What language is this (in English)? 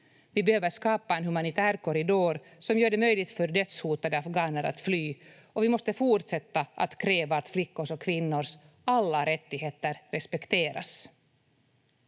Finnish